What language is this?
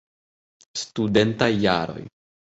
Esperanto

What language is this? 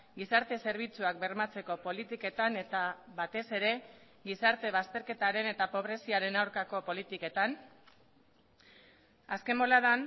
Basque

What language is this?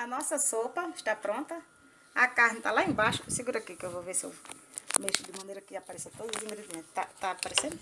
Portuguese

